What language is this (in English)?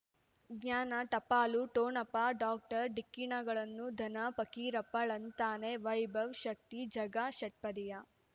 Kannada